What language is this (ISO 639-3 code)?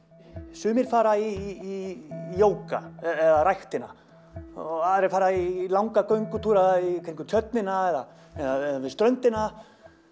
isl